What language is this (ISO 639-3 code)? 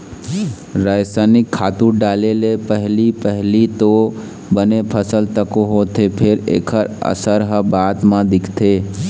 hne